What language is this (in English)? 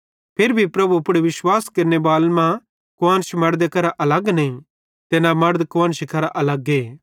Bhadrawahi